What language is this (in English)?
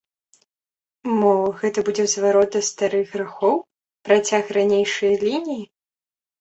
Belarusian